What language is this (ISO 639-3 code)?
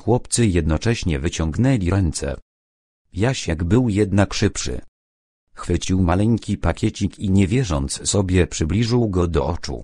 pol